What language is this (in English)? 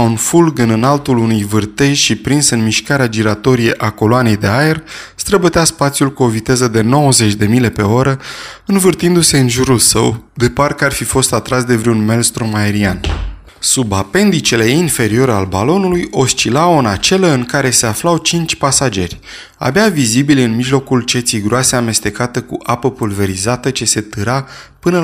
Romanian